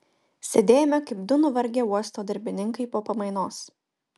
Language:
Lithuanian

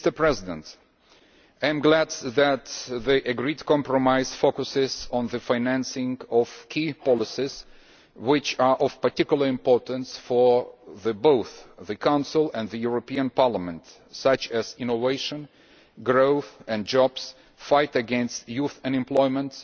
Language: English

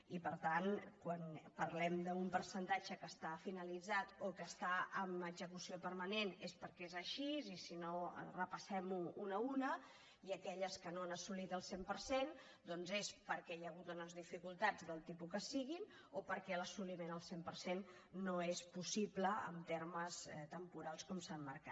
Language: Catalan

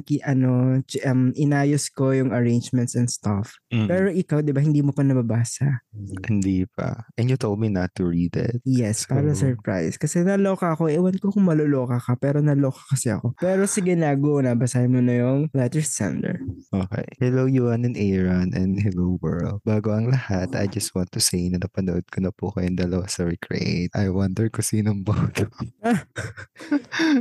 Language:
Filipino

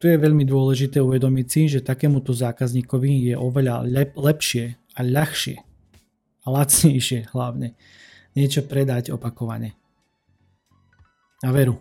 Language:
Slovak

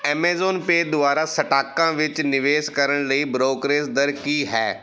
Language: Punjabi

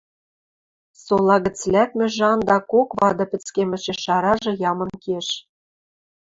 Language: Western Mari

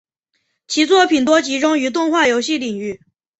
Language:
Chinese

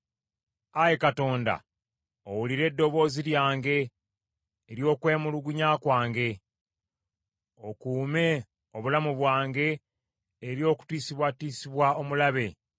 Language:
Ganda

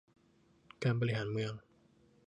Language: Thai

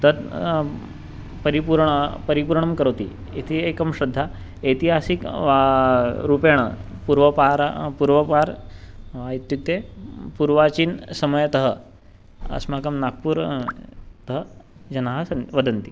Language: Sanskrit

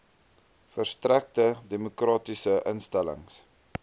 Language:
Afrikaans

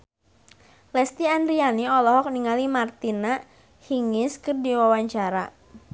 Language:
Sundanese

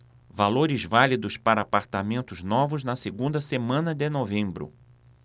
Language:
Portuguese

